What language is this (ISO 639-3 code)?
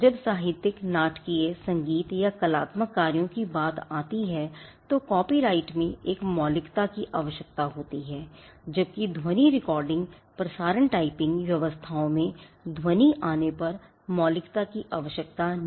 hin